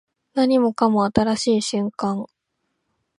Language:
Japanese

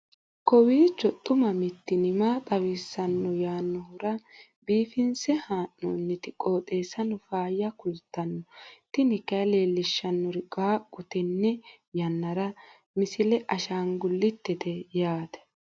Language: Sidamo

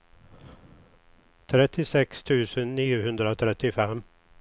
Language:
Swedish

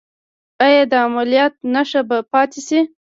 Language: Pashto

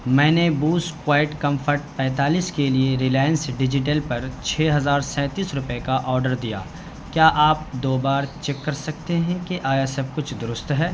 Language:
Urdu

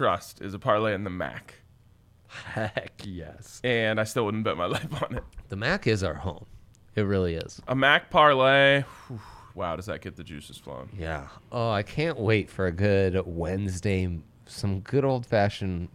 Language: English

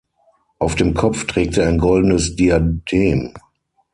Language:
German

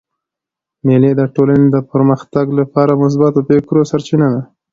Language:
Pashto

